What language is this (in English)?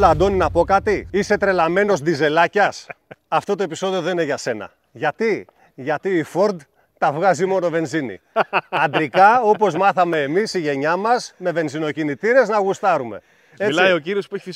Greek